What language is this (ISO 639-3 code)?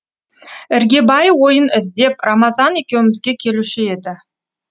kaz